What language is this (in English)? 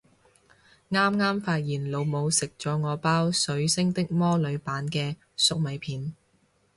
Cantonese